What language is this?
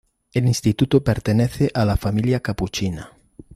Spanish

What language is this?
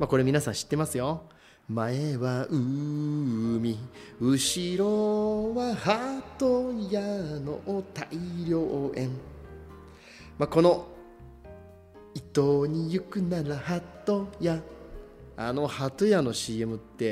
Japanese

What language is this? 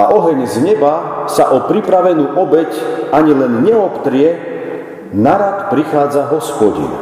Slovak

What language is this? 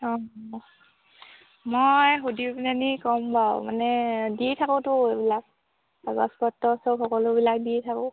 Assamese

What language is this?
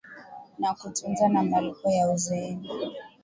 Swahili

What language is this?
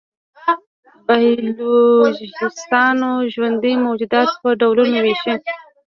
Pashto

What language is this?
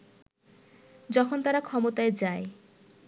Bangla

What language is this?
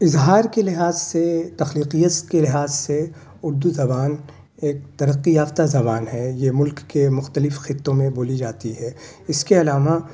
Urdu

